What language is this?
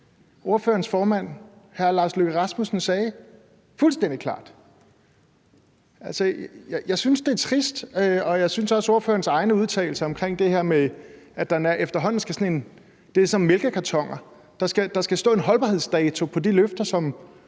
Danish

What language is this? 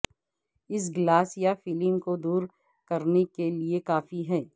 Urdu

